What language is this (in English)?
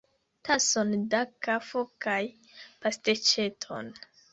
Esperanto